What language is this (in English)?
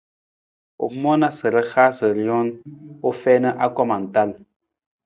Nawdm